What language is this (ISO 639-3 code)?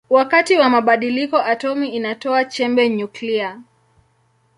swa